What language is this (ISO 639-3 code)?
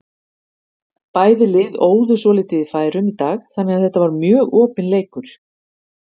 isl